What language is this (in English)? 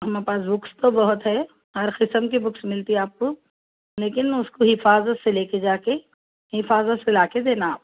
Urdu